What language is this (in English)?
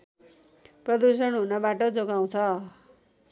Nepali